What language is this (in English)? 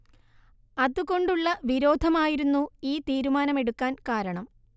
Malayalam